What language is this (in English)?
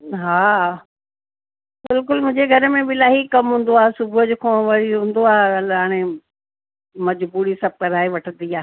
Sindhi